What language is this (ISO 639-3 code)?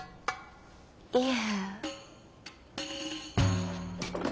jpn